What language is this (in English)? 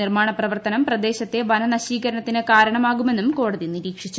Malayalam